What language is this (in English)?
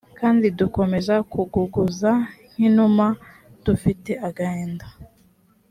Kinyarwanda